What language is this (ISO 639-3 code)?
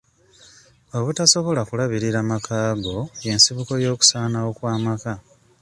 lug